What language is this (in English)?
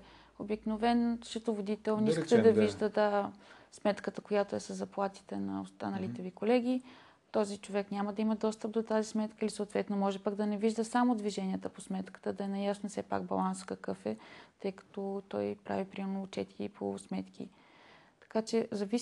Bulgarian